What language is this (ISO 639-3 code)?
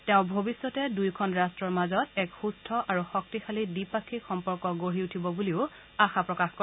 asm